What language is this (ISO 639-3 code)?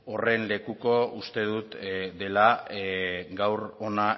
eus